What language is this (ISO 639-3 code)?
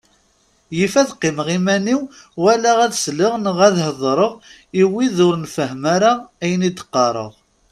kab